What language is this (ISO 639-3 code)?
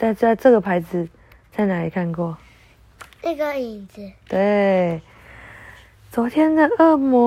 zho